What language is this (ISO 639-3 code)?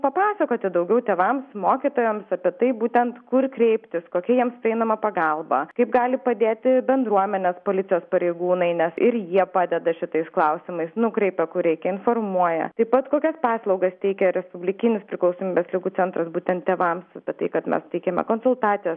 lit